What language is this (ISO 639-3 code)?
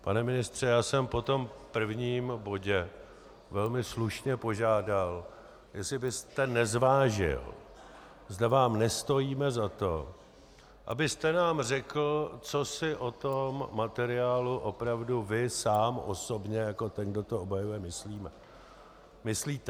ces